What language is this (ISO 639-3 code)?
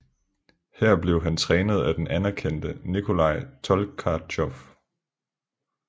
dan